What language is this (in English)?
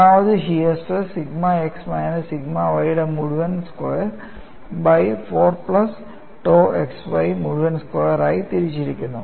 Malayalam